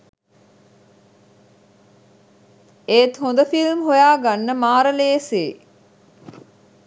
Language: Sinhala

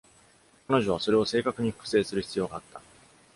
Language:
Japanese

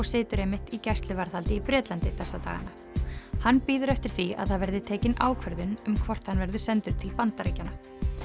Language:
Icelandic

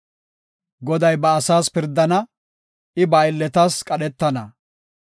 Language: Gofa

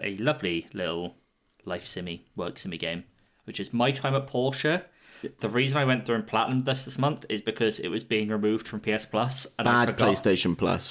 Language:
English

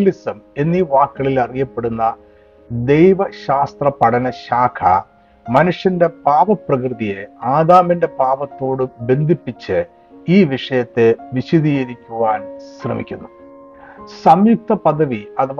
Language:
Malayalam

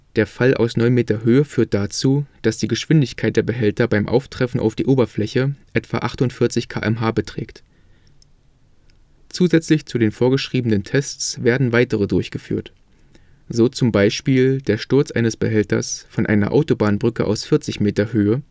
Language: German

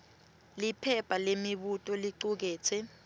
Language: Swati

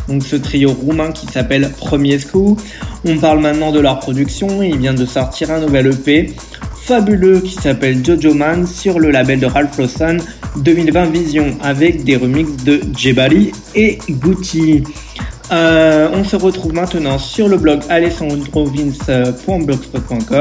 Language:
French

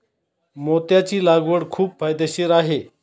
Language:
Marathi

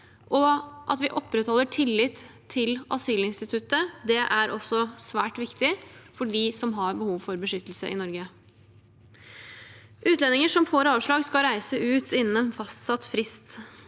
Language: Norwegian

